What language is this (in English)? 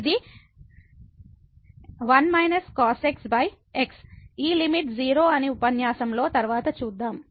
Telugu